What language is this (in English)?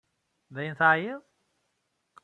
Kabyle